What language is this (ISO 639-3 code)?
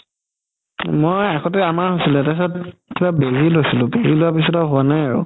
asm